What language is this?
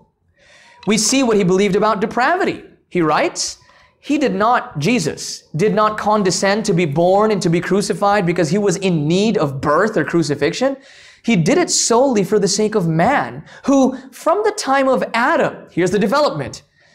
English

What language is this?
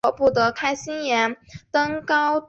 Chinese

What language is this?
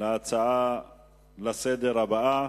Hebrew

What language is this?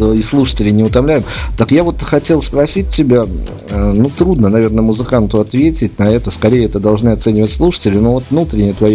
Russian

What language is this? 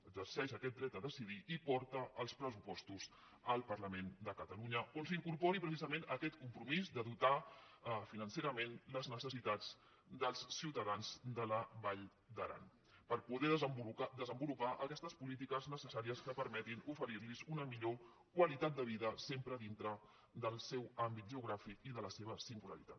Catalan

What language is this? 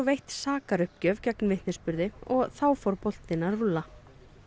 Icelandic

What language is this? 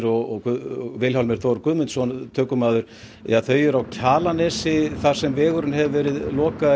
Icelandic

